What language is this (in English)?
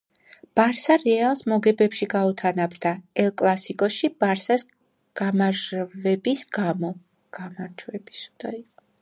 Georgian